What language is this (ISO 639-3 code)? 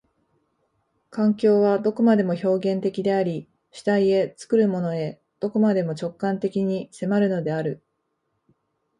jpn